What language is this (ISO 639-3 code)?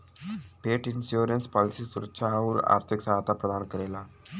bho